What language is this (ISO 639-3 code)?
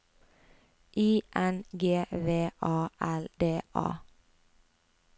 nor